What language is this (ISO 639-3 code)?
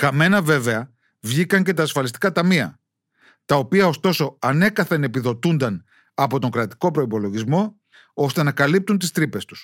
ell